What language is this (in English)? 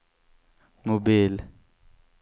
Swedish